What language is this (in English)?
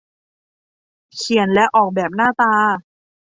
Thai